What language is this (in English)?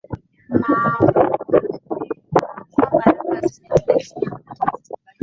Swahili